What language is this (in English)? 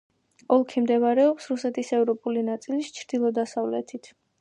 Georgian